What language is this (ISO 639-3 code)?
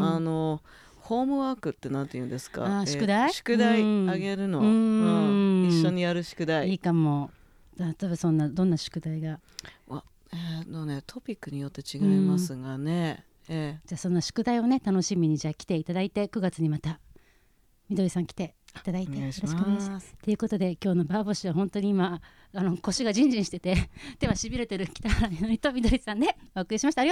jpn